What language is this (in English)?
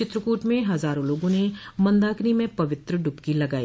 Hindi